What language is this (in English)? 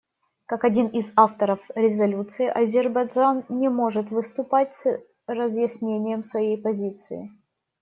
Russian